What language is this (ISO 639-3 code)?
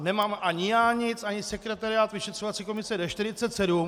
ces